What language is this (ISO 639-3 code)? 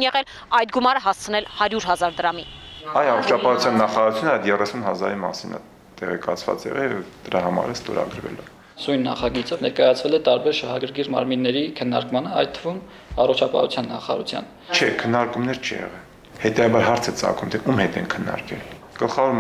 ron